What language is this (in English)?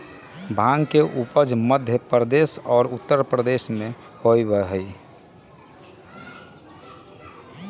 Magahi